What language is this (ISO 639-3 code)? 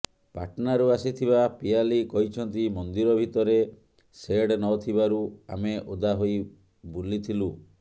ori